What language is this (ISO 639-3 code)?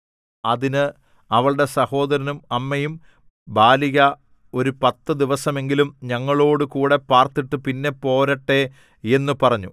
mal